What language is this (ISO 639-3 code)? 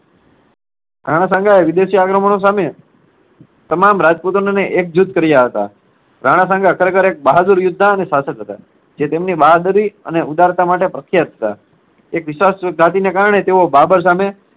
guj